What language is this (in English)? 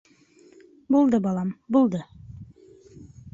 Bashkir